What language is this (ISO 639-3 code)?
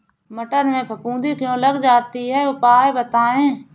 hin